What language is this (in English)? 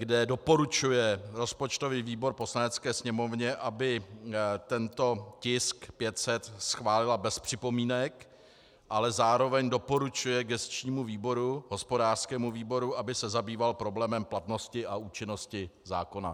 Czech